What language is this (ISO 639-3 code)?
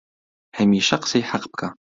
ckb